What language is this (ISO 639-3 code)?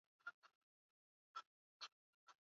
swa